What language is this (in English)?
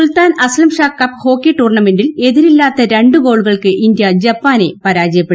Malayalam